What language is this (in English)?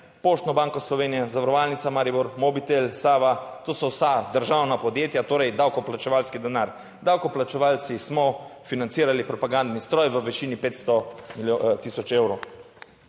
Slovenian